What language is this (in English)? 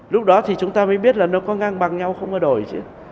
Vietnamese